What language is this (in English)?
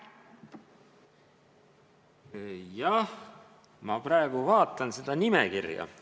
Estonian